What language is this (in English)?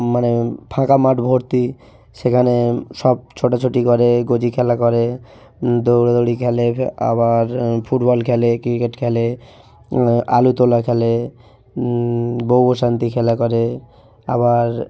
Bangla